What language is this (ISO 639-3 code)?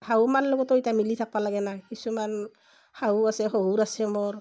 asm